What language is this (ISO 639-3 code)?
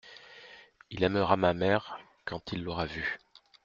fra